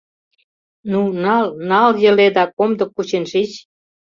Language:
Mari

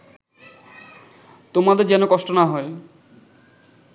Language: Bangla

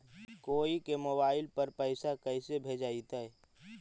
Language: Magahi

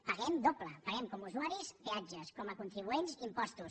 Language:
Catalan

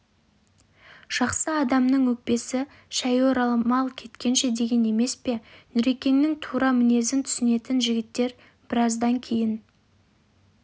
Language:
Kazakh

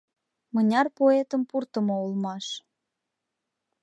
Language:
Mari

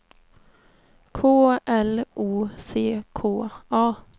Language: Swedish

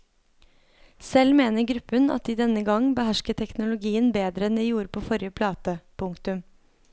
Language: Norwegian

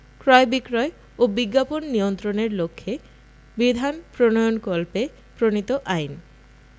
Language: Bangla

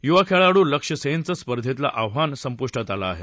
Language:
Marathi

